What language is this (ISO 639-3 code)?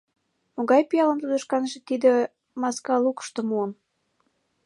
chm